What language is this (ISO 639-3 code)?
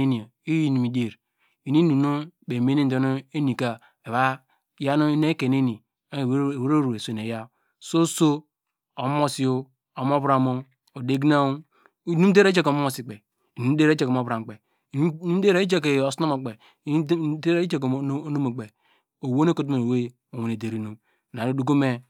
deg